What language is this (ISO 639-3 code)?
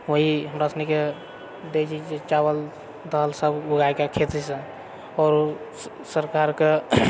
mai